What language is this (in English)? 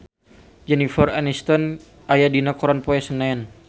Sundanese